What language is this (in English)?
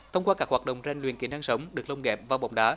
Vietnamese